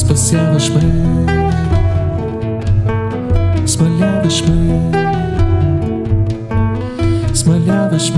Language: Bulgarian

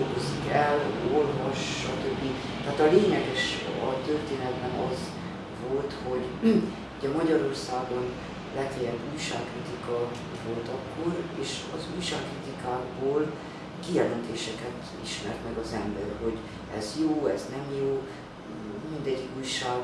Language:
Hungarian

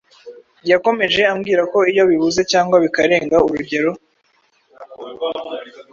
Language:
Kinyarwanda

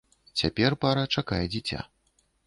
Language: Belarusian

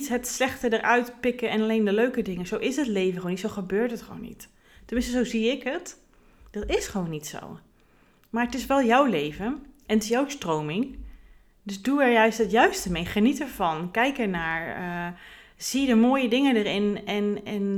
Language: Dutch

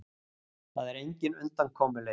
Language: Icelandic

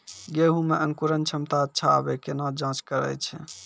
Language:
Maithili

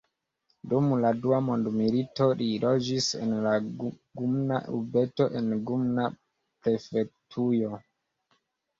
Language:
Esperanto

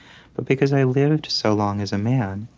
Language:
English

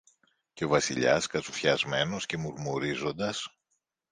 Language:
Greek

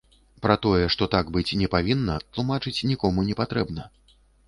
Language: Belarusian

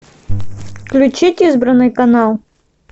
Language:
Russian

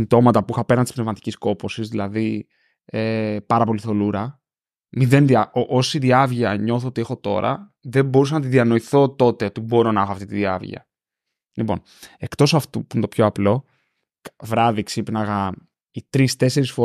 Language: Greek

